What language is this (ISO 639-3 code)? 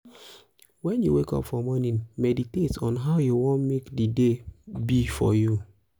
pcm